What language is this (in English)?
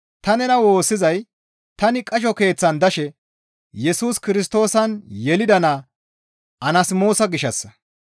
Gamo